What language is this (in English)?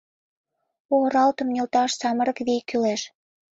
Mari